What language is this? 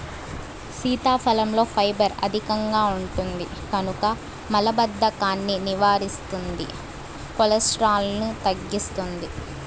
Telugu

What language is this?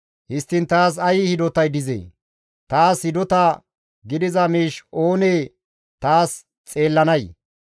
Gamo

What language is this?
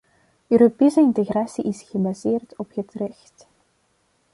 Dutch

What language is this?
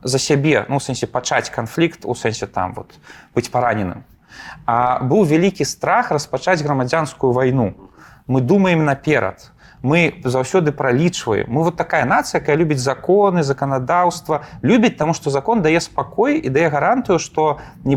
Russian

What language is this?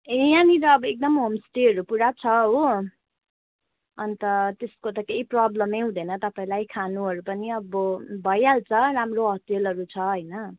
Nepali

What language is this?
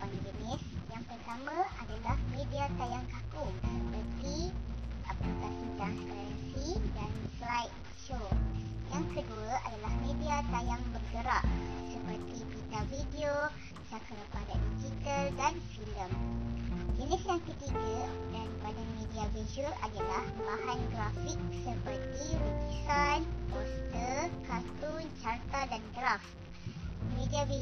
Malay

